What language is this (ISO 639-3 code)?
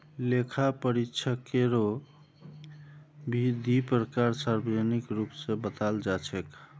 mag